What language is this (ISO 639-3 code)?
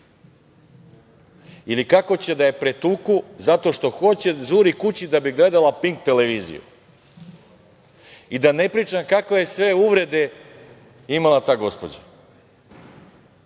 srp